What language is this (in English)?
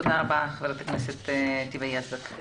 Hebrew